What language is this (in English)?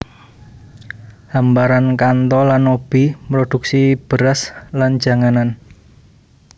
Javanese